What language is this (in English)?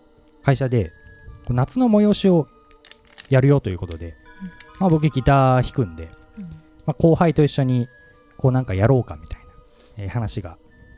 Japanese